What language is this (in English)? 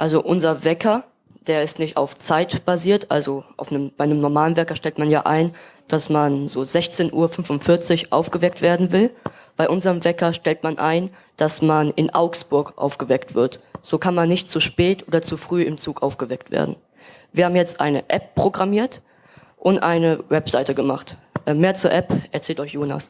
German